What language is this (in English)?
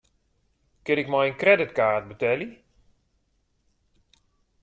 Western Frisian